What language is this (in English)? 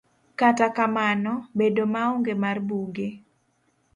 Luo (Kenya and Tanzania)